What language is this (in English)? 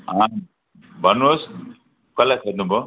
Nepali